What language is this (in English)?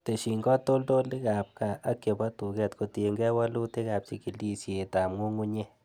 Kalenjin